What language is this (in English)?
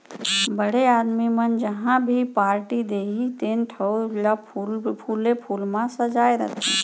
Chhattisgarhi